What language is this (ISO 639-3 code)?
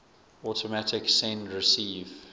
eng